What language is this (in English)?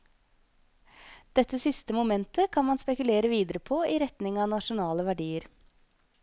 Norwegian